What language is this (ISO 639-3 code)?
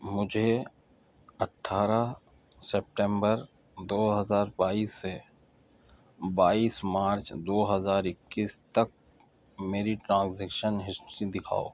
urd